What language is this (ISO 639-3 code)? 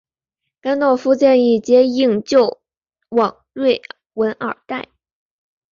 zho